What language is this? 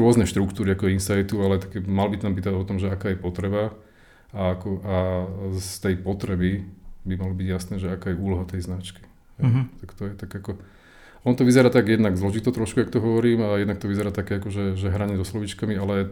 Slovak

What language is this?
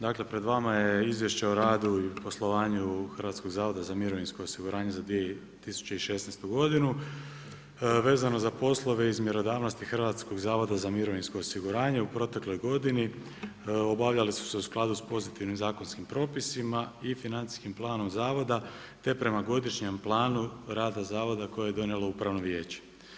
Croatian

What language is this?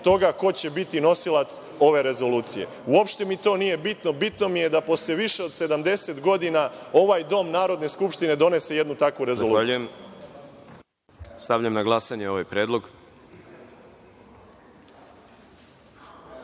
Serbian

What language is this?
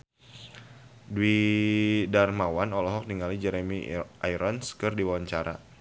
Sundanese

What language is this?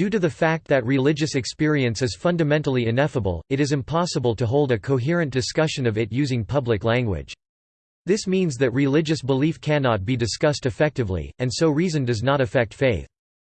English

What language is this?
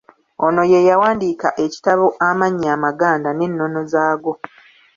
Ganda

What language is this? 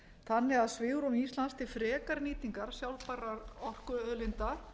Icelandic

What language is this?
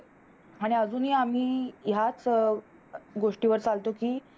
Marathi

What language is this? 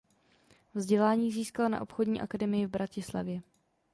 Czech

